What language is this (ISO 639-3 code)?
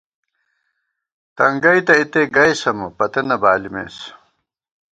gwt